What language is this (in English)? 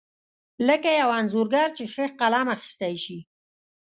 Pashto